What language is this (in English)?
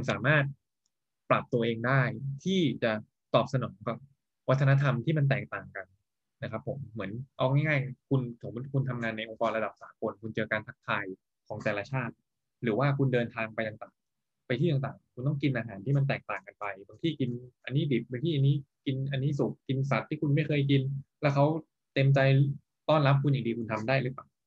Thai